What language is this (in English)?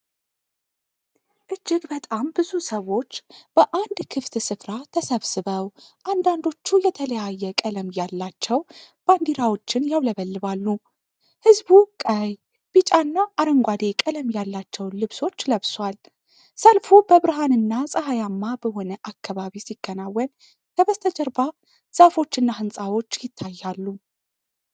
Amharic